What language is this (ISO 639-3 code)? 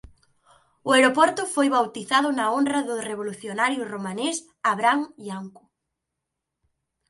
glg